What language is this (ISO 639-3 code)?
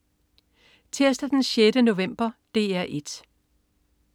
dan